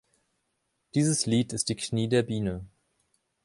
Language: German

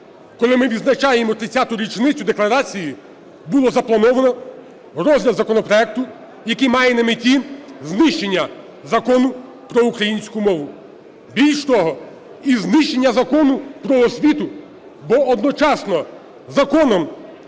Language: Ukrainian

